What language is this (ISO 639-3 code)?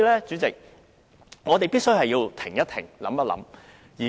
yue